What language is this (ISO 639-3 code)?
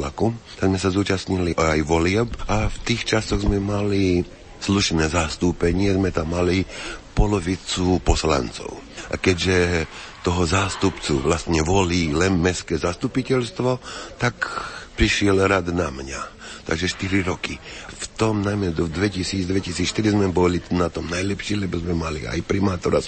slk